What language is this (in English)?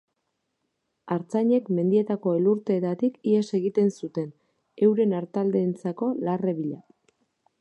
Basque